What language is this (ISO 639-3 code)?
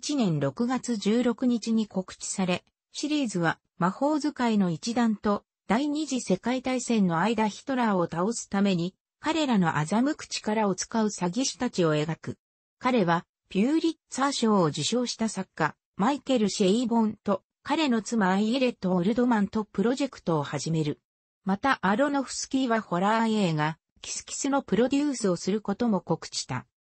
jpn